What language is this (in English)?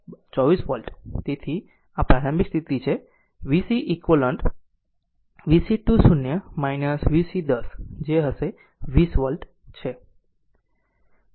Gujarati